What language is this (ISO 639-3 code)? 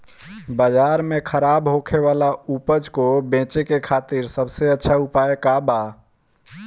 bho